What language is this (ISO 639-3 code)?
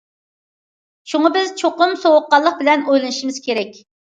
uig